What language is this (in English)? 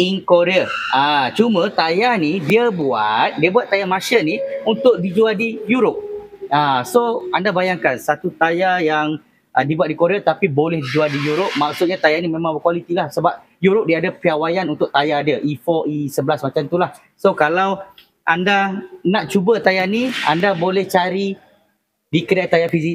Malay